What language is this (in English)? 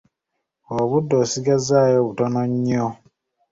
Ganda